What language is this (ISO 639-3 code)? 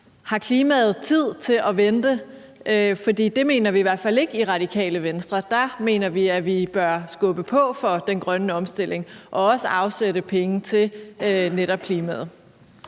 dan